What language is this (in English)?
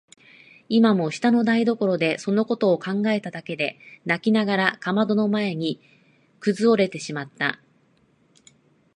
Japanese